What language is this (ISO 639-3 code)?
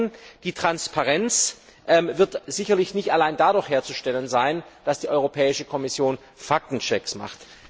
deu